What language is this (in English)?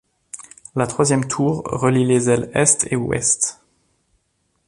French